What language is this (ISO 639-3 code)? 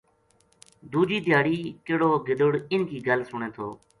gju